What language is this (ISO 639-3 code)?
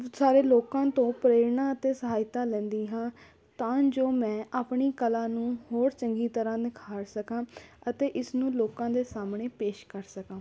pan